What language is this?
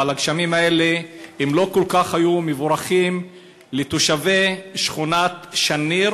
Hebrew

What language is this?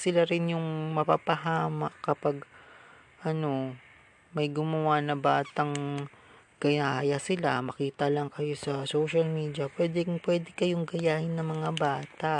Filipino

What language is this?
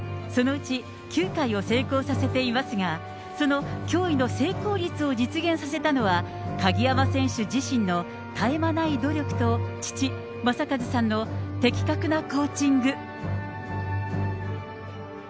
Japanese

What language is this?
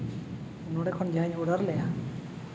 Santali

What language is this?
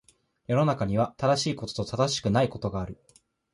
Japanese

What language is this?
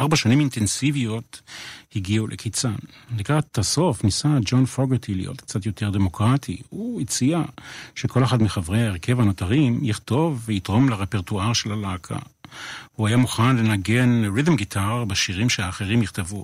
Hebrew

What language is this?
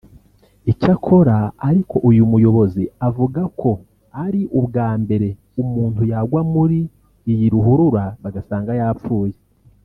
Kinyarwanda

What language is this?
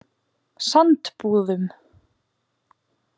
Icelandic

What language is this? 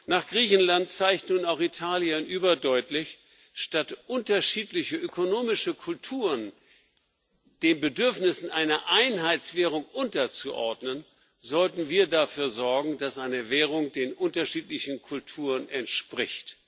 German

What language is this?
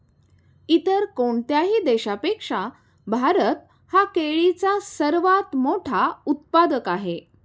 Marathi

